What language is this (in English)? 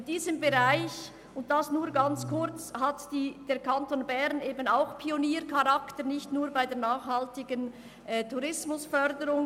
Swiss German